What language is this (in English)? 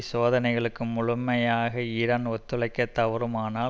Tamil